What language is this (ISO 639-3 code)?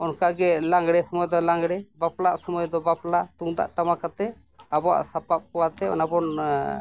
sat